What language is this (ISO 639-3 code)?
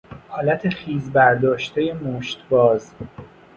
fas